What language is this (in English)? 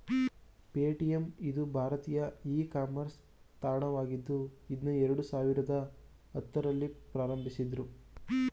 Kannada